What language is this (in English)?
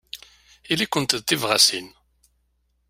Kabyle